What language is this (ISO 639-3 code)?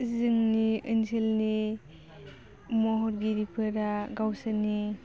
brx